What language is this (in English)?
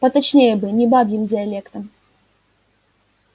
Russian